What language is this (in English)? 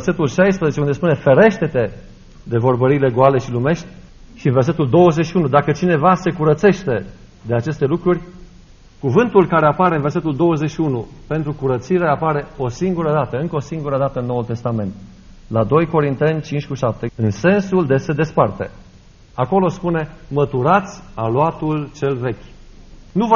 Romanian